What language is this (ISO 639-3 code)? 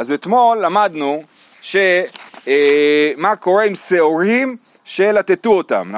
heb